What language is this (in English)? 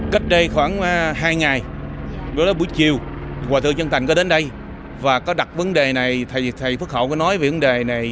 Vietnamese